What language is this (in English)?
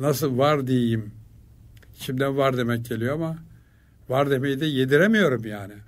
Turkish